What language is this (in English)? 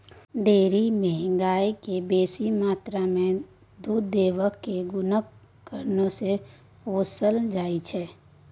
Maithili